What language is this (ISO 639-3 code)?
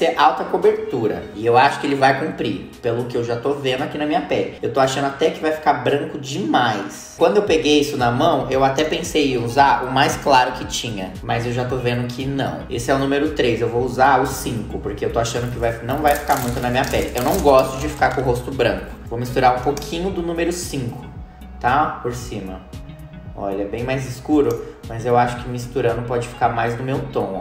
por